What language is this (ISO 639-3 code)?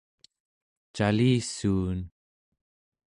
esu